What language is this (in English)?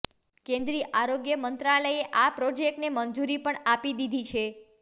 Gujarati